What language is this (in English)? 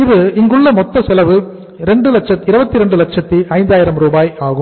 Tamil